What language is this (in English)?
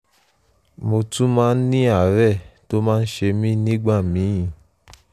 Yoruba